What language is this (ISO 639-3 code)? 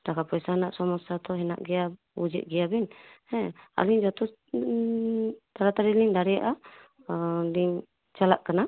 sat